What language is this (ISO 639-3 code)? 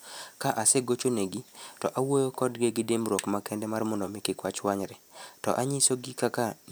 luo